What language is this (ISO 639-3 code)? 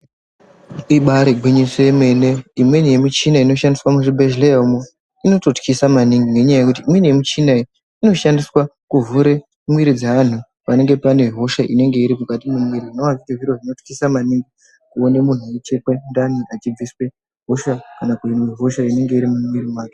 ndc